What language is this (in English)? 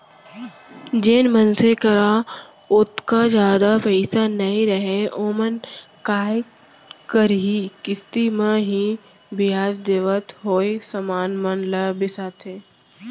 Chhattisgarhi